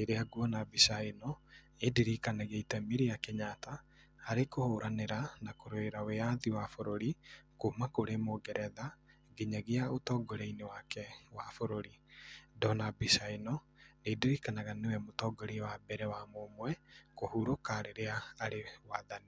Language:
Kikuyu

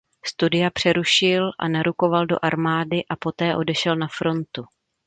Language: Czech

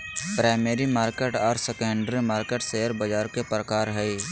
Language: Magahi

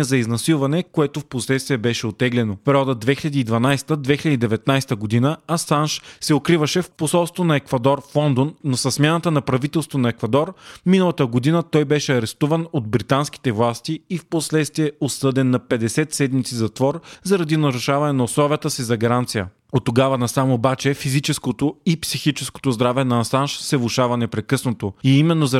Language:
Bulgarian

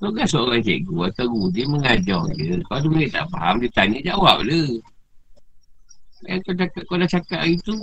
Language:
Malay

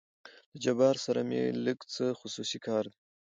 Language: Pashto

